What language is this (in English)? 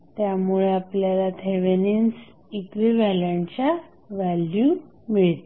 Marathi